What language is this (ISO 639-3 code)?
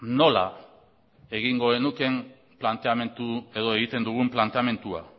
eus